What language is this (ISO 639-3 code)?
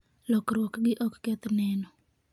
luo